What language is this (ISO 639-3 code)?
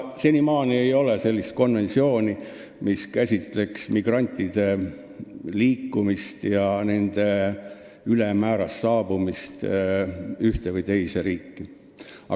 est